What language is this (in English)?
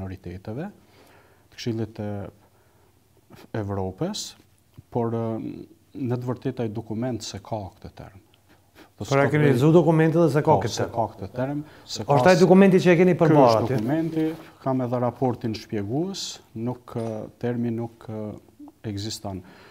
Romanian